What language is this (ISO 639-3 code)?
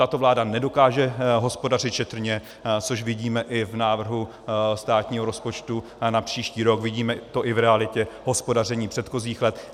ces